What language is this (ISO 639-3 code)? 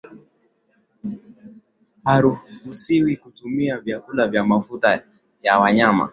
swa